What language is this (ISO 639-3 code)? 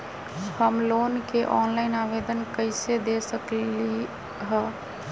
mag